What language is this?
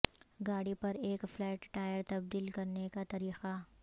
Urdu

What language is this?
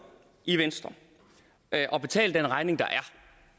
Danish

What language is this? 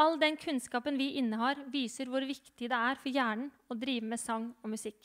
Norwegian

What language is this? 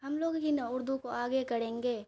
Urdu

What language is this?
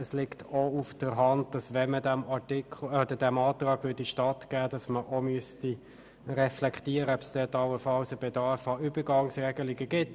Swiss German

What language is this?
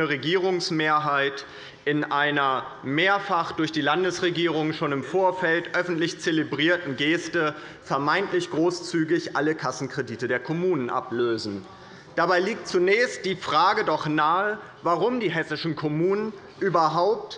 German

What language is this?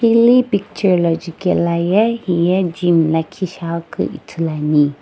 Sumi Naga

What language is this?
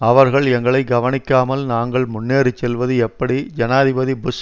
Tamil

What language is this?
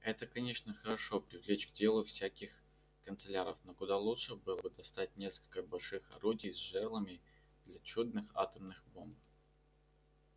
Russian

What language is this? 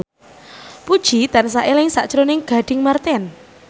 Javanese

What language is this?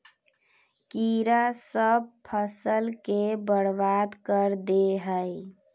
Magahi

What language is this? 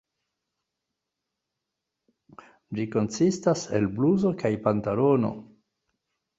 Esperanto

